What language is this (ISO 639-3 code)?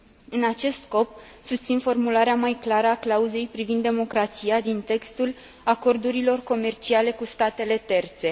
ron